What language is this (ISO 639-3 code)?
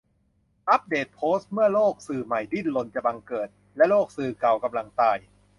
tha